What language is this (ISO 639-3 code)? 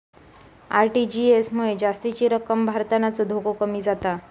mar